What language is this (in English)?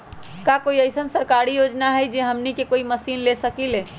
Magahi